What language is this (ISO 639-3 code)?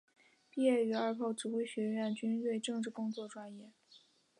zho